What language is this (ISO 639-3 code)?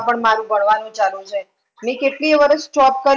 guj